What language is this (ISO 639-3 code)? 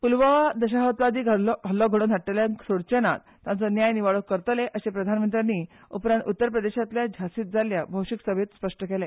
kok